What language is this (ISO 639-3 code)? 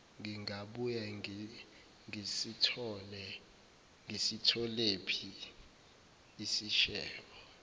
zul